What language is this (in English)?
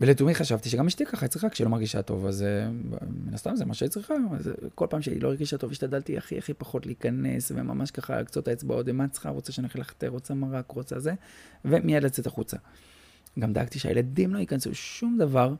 Hebrew